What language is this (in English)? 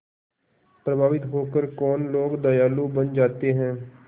Hindi